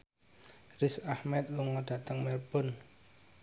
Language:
Javanese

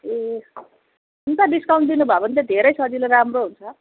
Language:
Nepali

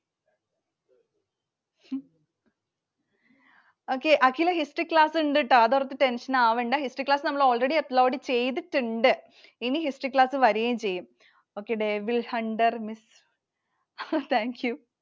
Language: Malayalam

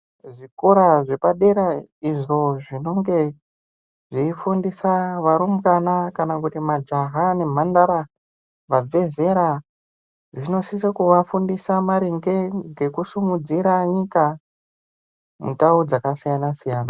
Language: Ndau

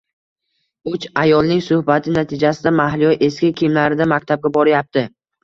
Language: Uzbek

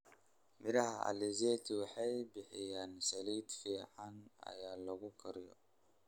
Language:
Somali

